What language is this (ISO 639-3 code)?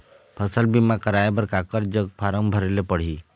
hne